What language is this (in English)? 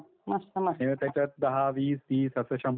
Marathi